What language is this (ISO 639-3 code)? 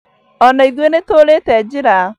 kik